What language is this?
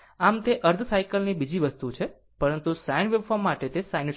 Gujarati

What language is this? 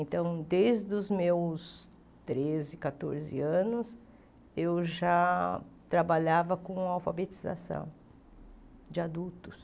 Portuguese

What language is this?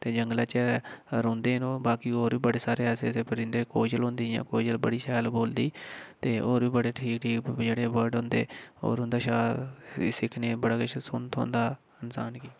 Dogri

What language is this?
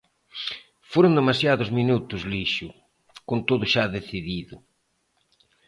Galician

